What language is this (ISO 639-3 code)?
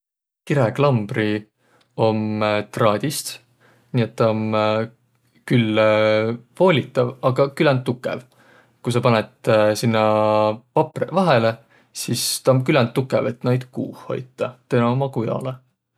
vro